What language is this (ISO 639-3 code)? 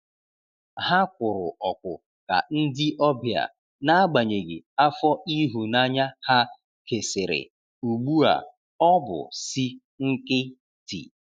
ibo